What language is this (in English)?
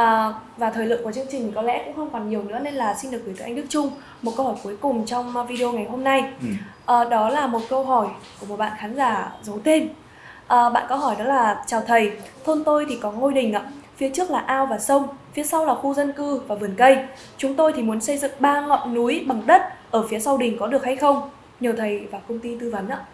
Vietnamese